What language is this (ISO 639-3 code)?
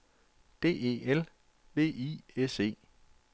dan